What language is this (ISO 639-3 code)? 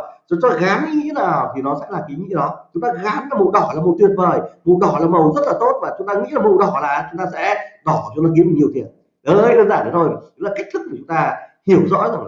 vie